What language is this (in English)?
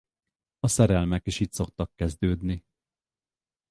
Hungarian